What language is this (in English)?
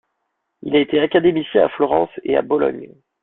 French